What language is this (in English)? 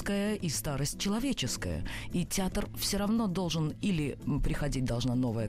Russian